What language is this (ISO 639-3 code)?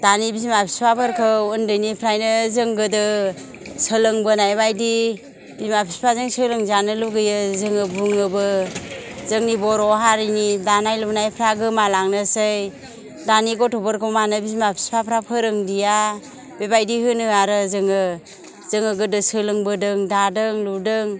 brx